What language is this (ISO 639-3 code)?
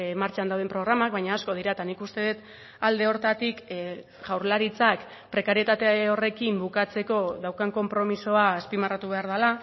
eus